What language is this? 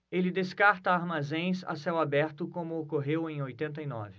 Portuguese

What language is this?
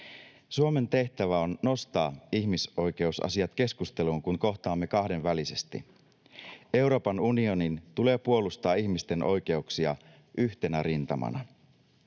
Finnish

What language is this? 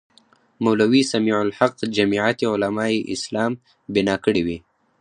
Pashto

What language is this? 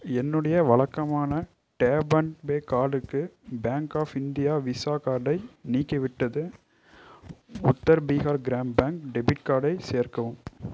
Tamil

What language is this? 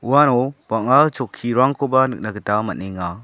Garo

